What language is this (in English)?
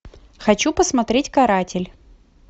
Russian